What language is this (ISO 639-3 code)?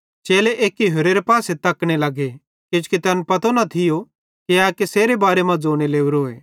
bhd